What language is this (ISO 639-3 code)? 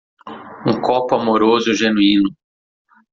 por